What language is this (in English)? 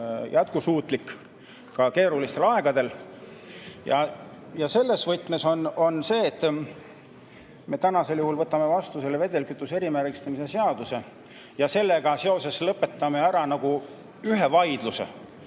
Estonian